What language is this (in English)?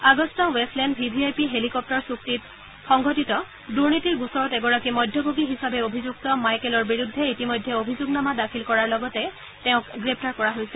Assamese